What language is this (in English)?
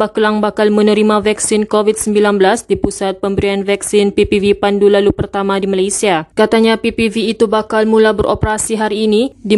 Malay